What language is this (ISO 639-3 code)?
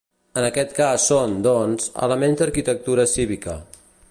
cat